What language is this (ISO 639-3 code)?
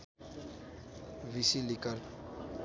nep